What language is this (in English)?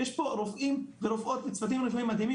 Hebrew